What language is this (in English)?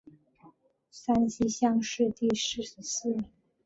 Chinese